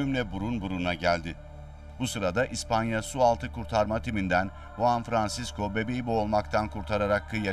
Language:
Turkish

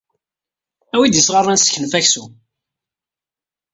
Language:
Kabyle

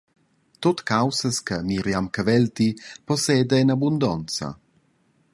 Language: Romansh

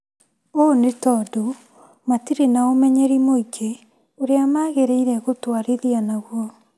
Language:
Kikuyu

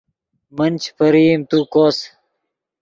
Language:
Yidgha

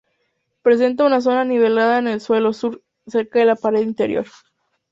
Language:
Spanish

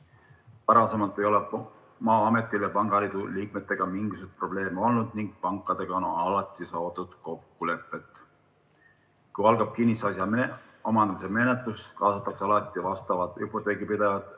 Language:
Estonian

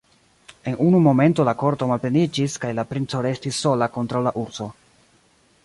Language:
Esperanto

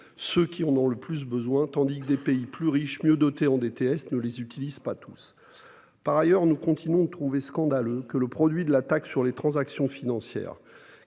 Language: French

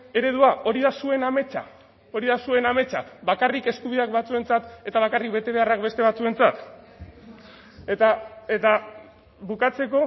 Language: Basque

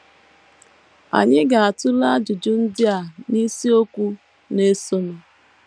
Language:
Igbo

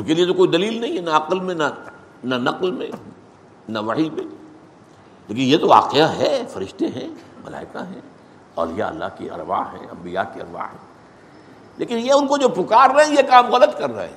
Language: Urdu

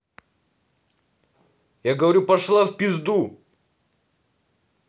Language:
Russian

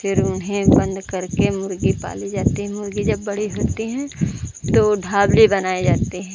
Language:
Hindi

